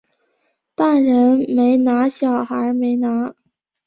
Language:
Chinese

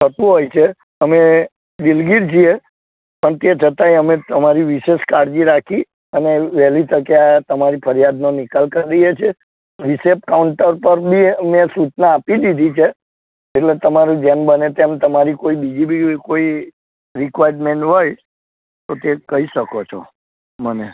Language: Gujarati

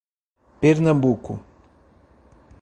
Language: Portuguese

